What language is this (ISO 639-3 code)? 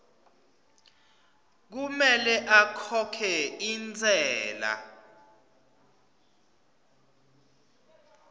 ssw